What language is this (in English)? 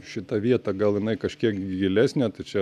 Lithuanian